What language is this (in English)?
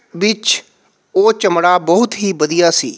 Punjabi